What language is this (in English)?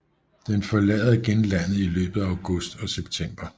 Danish